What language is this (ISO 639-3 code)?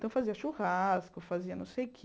por